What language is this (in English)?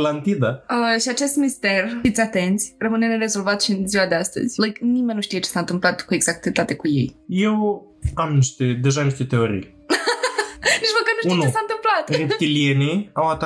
Romanian